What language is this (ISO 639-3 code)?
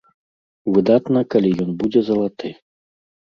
bel